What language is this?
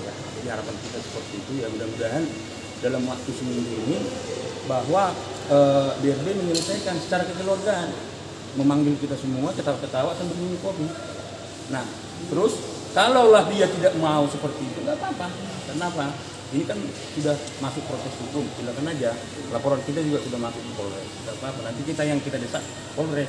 Indonesian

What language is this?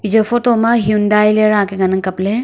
Wancho Naga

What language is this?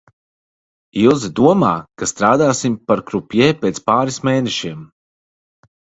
Latvian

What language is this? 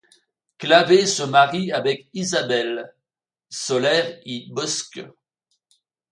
French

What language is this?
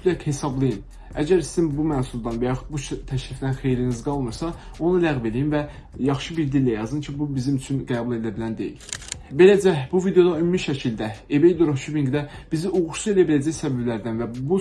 Turkish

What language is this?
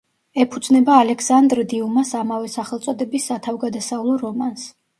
Georgian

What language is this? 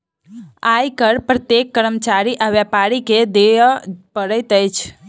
Maithili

